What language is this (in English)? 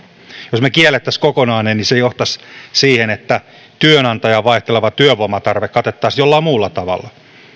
Finnish